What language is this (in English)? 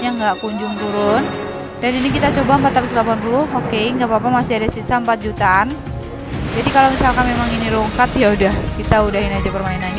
Indonesian